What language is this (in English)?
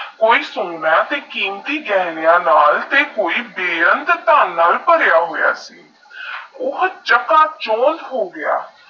Punjabi